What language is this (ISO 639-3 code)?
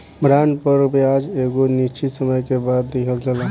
bho